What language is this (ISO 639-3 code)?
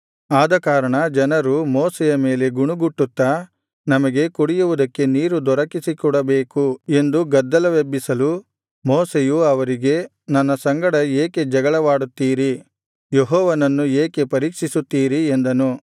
kan